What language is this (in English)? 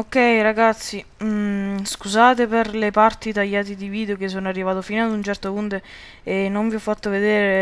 Italian